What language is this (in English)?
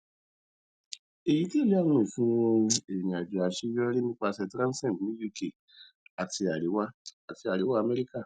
Yoruba